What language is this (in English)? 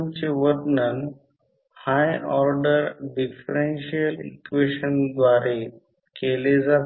Marathi